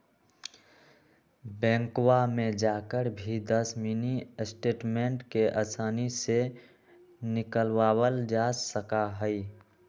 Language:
Magahi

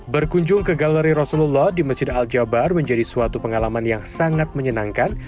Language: Indonesian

